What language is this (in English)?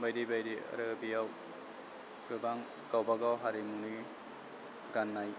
Bodo